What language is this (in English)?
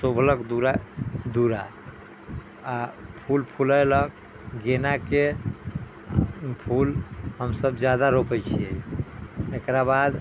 Maithili